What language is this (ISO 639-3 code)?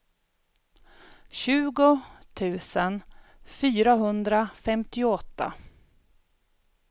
swe